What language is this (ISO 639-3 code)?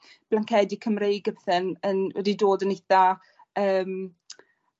cym